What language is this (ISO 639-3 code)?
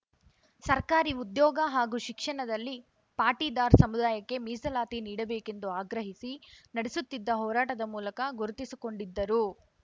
kan